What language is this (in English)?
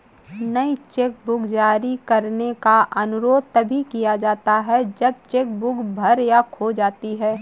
Hindi